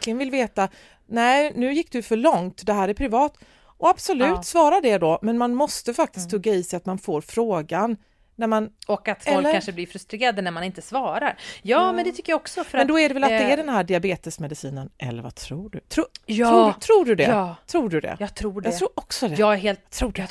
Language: Swedish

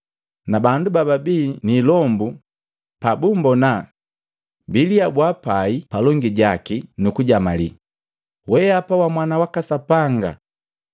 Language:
Matengo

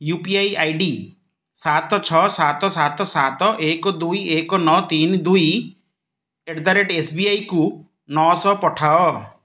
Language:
Odia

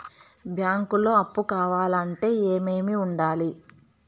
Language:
Telugu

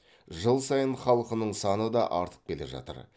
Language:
Kazakh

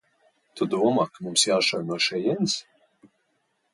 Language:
Latvian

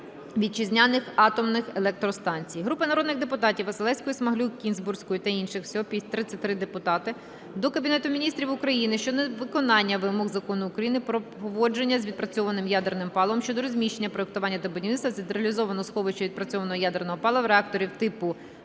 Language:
Ukrainian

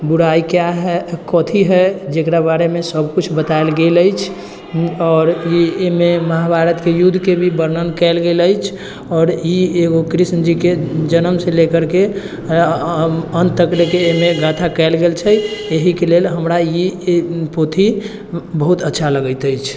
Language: Maithili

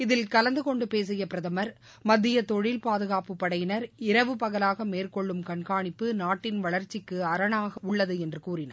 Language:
Tamil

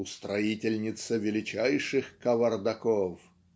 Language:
Russian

